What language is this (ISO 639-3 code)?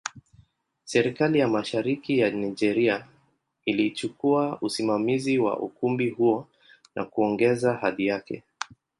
swa